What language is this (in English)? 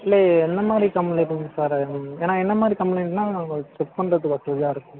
Tamil